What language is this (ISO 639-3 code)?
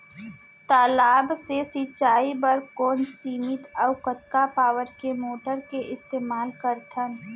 hne